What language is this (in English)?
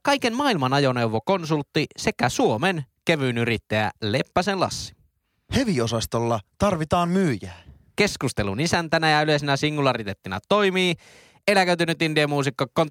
Finnish